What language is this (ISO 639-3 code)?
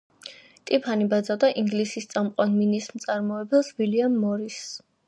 kat